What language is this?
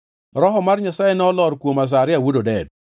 Luo (Kenya and Tanzania)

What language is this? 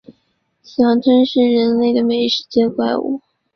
Chinese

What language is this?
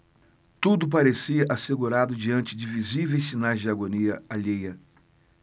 Portuguese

